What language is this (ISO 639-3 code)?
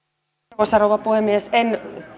fin